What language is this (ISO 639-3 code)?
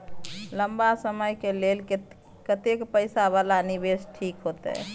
mai